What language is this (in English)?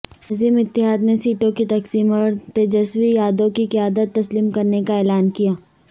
Urdu